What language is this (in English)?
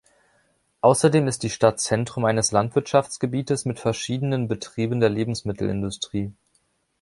German